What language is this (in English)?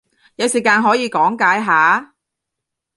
Cantonese